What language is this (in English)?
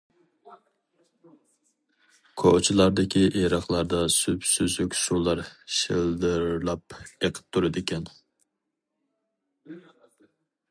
Uyghur